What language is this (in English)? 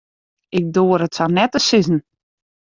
Western Frisian